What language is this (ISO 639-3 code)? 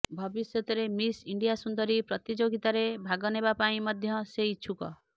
ori